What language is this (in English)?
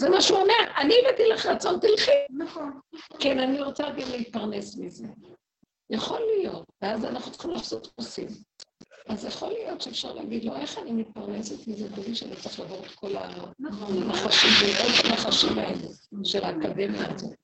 Hebrew